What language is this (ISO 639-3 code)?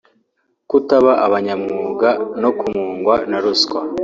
kin